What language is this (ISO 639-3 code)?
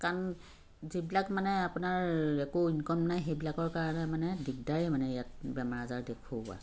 asm